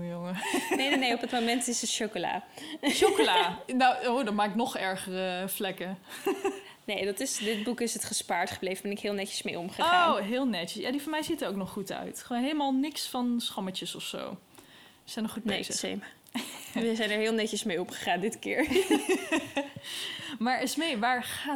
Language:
Dutch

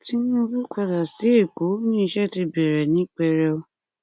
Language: Yoruba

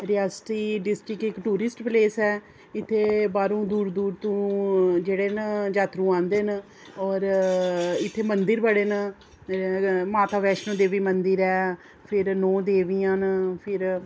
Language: Dogri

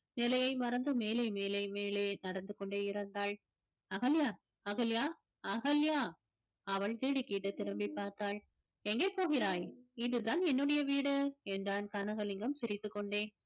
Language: Tamil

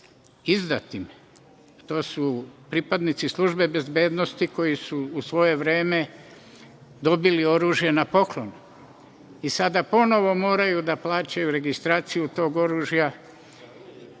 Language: Serbian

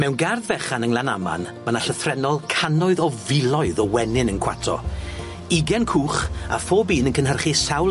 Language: Welsh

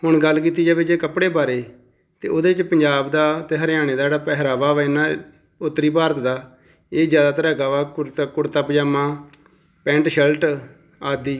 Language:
Punjabi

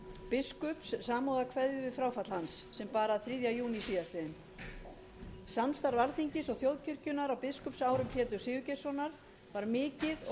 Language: Icelandic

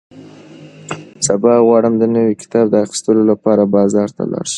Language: Pashto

